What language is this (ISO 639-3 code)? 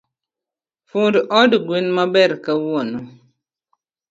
luo